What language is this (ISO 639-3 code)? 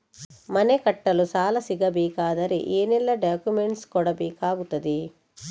kan